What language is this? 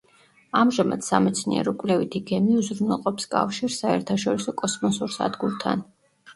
Georgian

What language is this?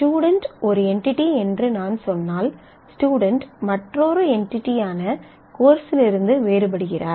Tamil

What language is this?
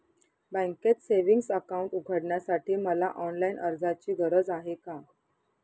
Marathi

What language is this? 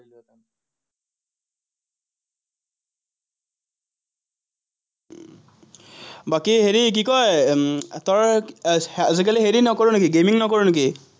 Assamese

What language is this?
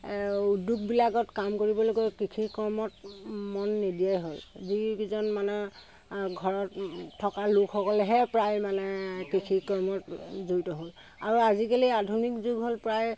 Assamese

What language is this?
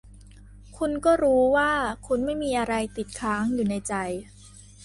Thai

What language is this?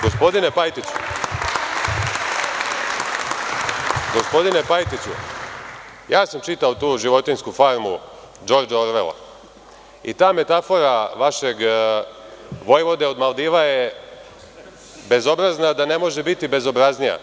Serbian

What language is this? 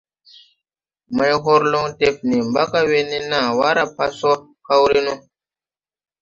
Tupuri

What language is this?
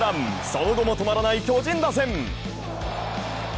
Japanese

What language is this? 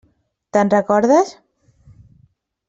Catalan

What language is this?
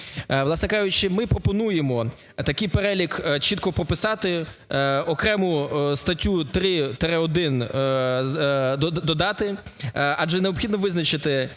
Ukrainian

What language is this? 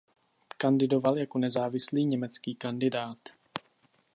Czech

